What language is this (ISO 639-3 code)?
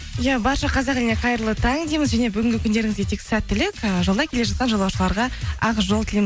kaz